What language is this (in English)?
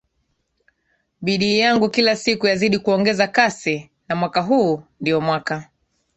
Swahili